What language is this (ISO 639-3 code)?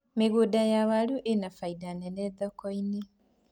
kik